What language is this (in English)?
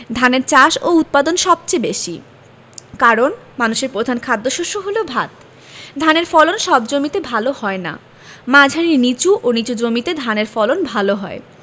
Bangla